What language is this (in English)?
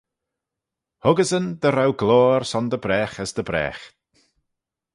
Manx